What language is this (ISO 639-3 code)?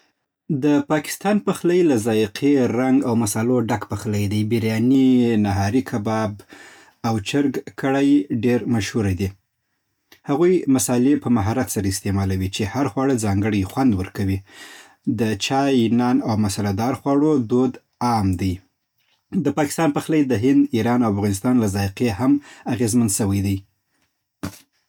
pbt